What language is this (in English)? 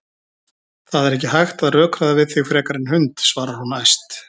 Icelandic